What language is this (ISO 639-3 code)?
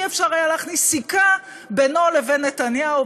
heb